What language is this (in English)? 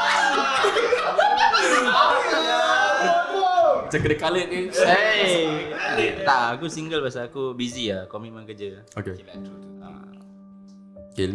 Malay